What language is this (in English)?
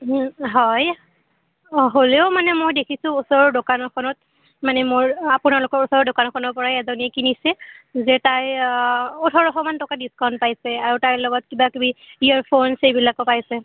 Assamese